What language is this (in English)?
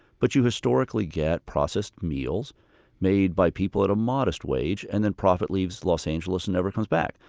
English